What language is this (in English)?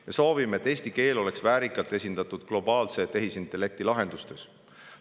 Estonian